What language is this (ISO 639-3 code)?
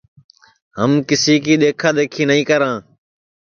ssi